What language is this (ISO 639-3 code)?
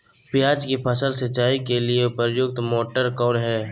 mag